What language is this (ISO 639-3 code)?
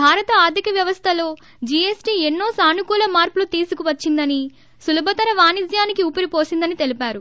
tel